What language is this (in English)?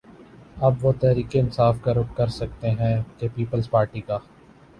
Urdu